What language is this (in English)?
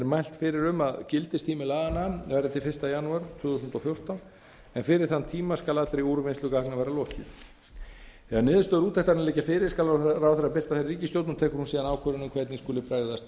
Icelandic